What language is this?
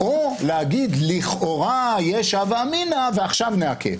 Hebrew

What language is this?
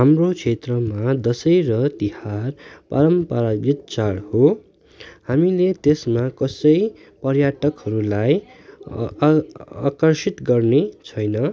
Nepali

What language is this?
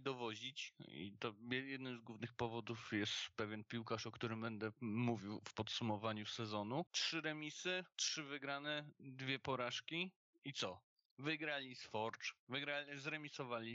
Polish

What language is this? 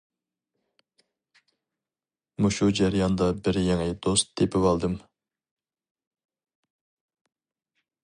Uyghur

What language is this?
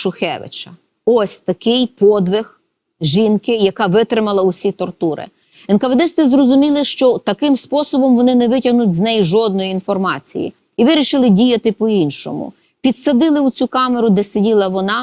Ukrainian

